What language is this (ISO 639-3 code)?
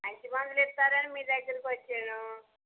tel